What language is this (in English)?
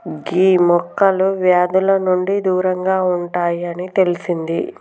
Telugu